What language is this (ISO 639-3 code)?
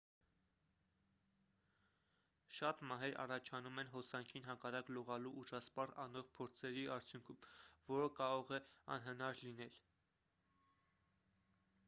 hye